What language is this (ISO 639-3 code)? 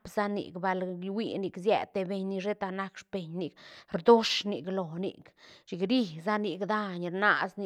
ztn